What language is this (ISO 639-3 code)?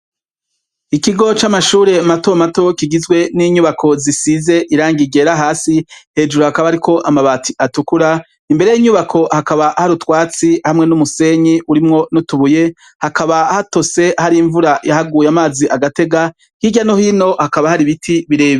run